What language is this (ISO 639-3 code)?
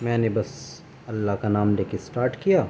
urd